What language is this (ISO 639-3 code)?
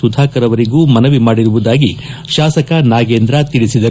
kan